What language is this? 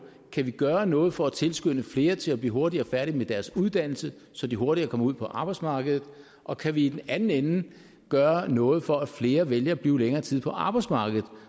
Danish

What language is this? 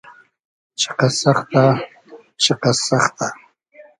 Hazaragi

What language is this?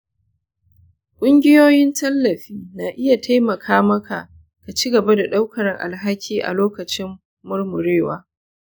Hausa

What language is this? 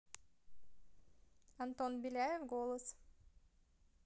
Russian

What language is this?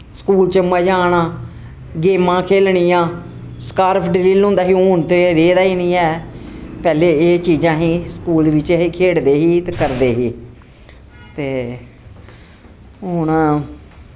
Dogri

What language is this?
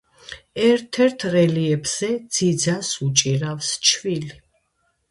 Georgian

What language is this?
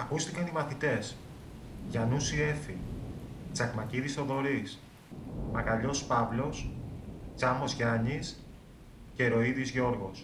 Greek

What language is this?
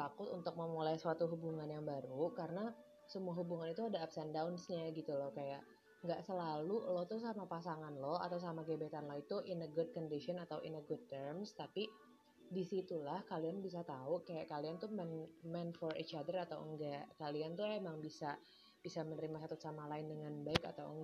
Indonesian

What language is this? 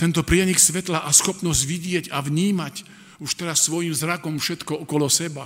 Slovak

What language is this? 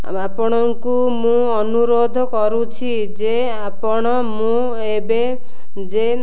Odia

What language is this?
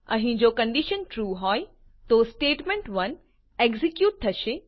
Gujarati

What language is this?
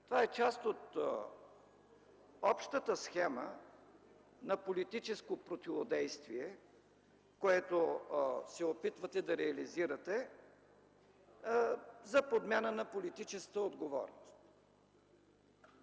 Bulgarian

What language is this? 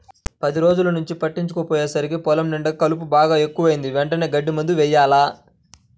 Telugu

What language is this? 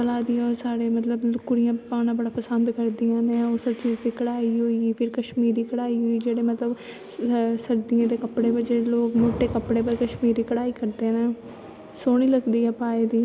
Dogri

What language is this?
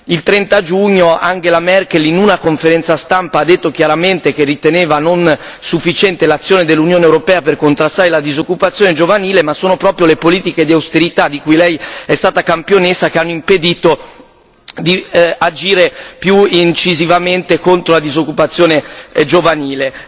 Italian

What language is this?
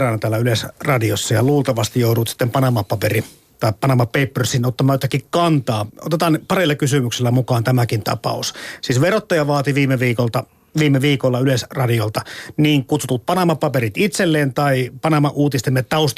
Finnish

